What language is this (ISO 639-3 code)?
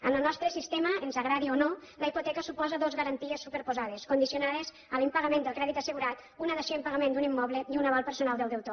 cat